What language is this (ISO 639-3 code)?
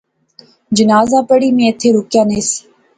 phr